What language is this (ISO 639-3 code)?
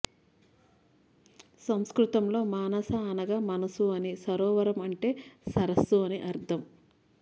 tel